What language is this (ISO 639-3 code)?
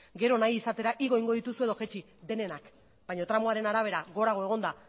eus